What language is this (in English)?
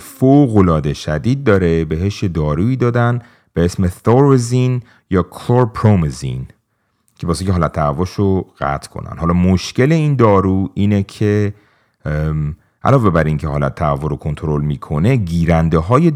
Persian